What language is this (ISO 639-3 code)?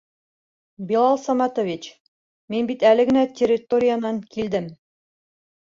bak